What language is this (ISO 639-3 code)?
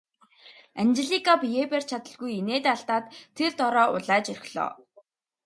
mon